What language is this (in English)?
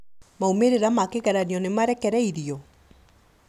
Kikuyu